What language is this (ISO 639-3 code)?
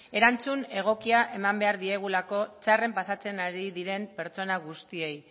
eus